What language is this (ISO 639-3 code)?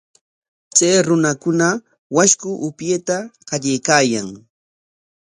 qwa